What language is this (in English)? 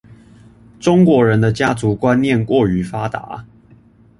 Chinese